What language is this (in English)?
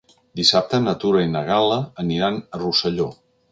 Catalan